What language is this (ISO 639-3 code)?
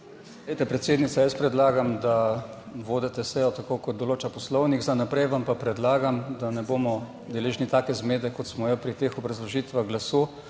slv